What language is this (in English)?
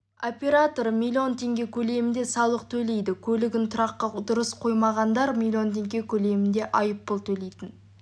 Kazakh